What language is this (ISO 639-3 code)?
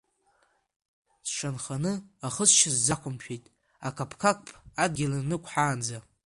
abk